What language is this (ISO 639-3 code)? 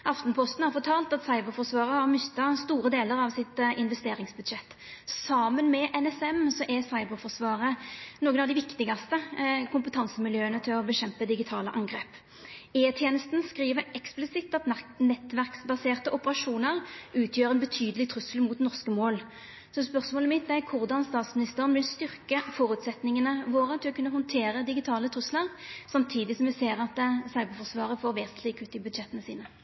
nno